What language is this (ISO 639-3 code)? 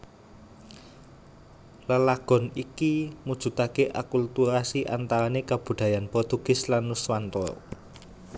jav